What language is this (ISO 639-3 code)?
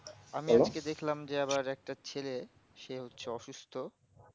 ben